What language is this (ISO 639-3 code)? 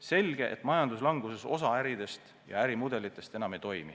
est